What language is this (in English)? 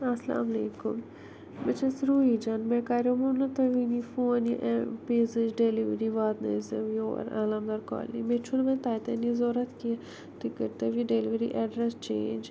Kashmiri